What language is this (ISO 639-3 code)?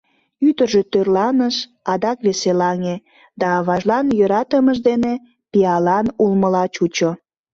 chm